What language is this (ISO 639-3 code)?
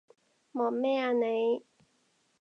yue